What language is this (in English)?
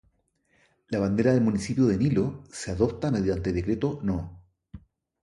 Spanish